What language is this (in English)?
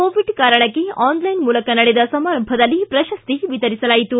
Kannada